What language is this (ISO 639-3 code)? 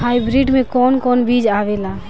bho